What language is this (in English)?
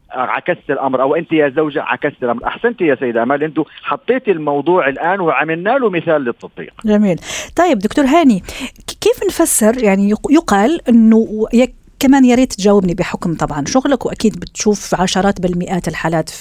Arabic